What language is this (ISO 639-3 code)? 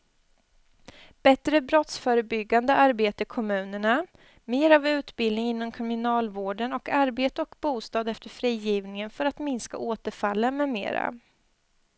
swe